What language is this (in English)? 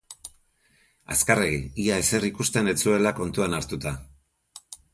Basque